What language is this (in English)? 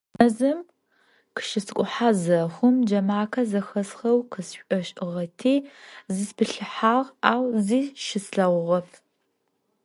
Adyghe